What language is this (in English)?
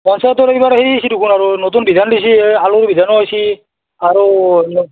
Assamese